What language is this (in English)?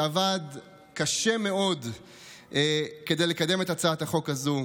Hebrew